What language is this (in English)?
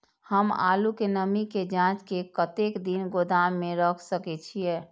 Maithili